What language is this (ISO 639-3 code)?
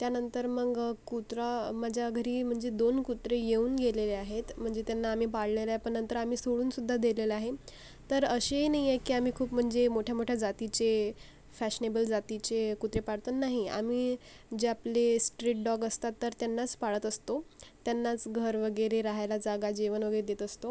mar